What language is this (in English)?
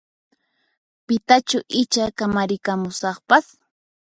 Puno Quechua